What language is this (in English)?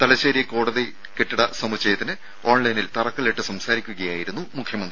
Malayalam